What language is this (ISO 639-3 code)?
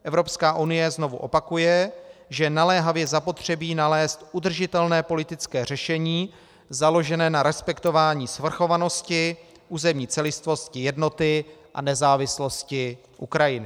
ces